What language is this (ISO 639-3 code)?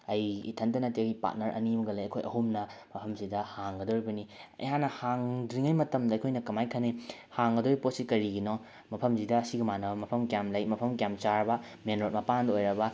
mni